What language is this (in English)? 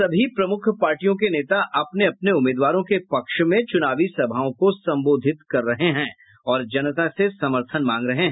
Hindi